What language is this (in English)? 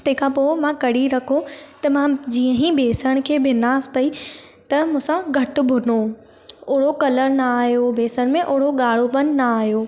Sindhi